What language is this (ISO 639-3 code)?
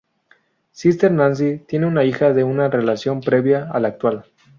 spa